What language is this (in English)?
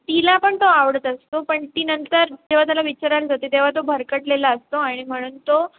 Marathi